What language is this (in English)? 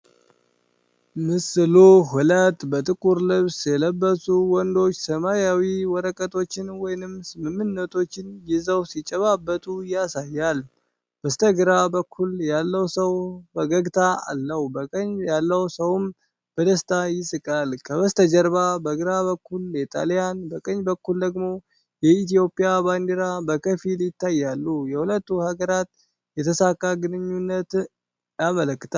Amharic